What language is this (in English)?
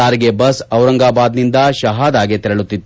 Kannada